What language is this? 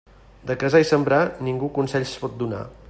Catalan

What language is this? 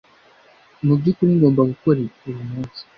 Kinyarwanda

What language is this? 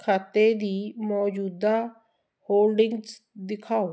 Punjabi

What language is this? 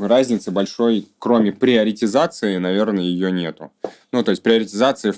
Russian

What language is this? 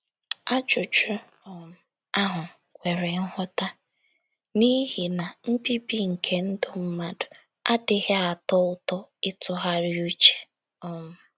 Igbo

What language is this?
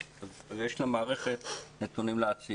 Hebrew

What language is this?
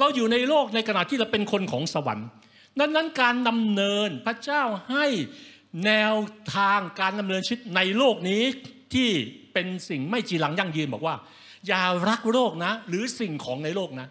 Thai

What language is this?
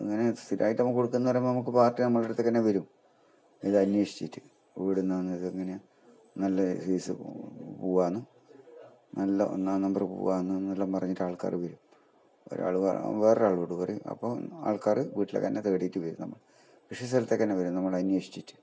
Malayalam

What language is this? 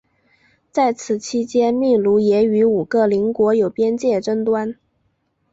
Chinese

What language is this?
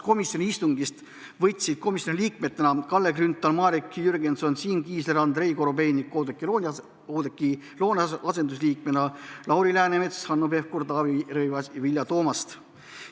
Estonian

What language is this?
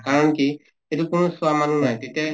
Assamese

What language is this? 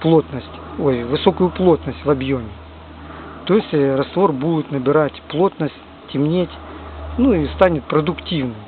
Russian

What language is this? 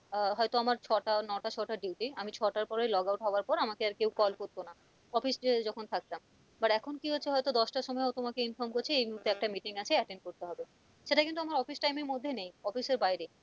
Bangla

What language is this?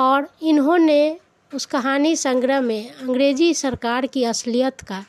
Hindi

